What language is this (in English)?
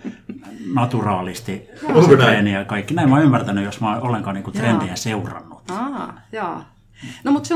Finnish